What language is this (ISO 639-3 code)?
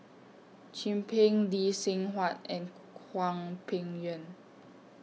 eng